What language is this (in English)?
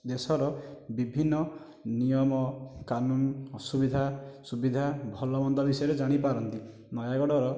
Odia